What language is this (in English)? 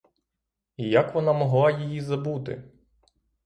Ukrainian